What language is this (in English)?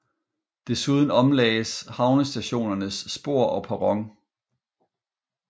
Danish